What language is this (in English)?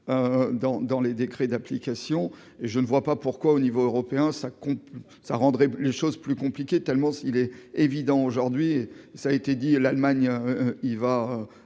French